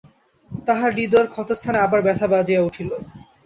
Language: Bangla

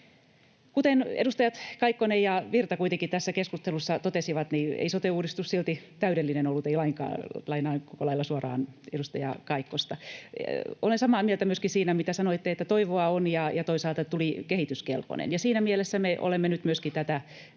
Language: Finnish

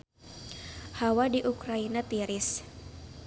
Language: Sundanese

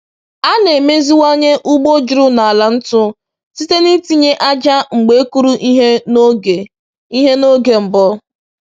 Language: Igbo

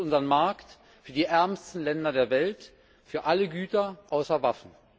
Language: German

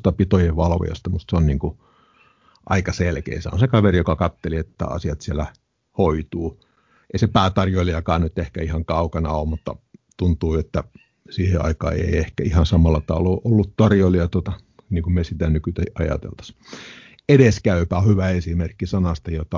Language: Finnish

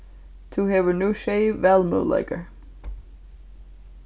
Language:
Faroese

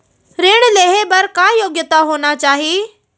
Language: Chhattisgarhi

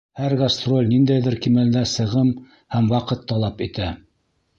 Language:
Bashkir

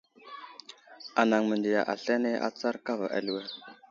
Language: Wuzlam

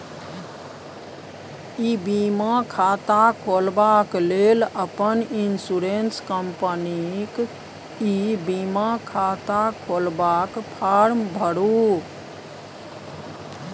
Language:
Maithili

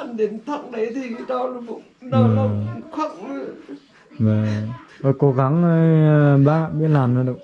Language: Vietnamese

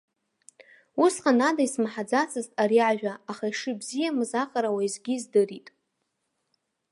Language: Abkhazian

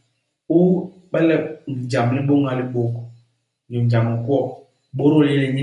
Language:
Basaa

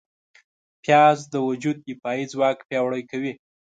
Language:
Pashto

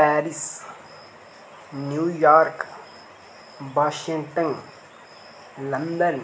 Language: Dogri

